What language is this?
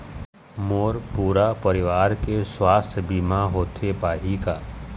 Chhattisgarhi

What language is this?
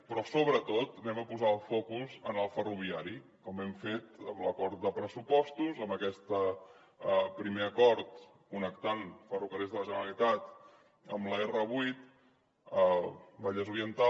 Catalan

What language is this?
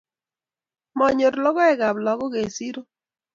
Kalenjin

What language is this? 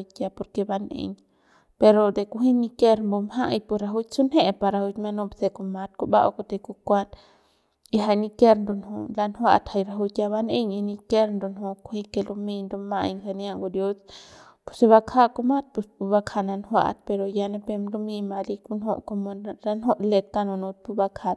Central Pame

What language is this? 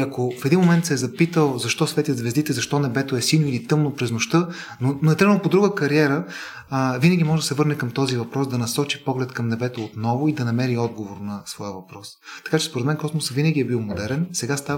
Bulgarian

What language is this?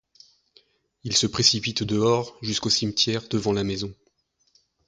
French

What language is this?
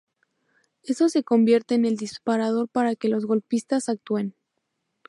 Spanish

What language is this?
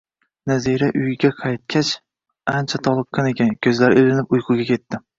Uzbek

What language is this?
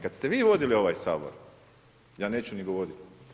Croatian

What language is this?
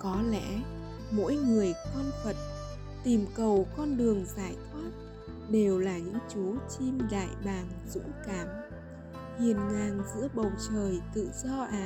Vietnamese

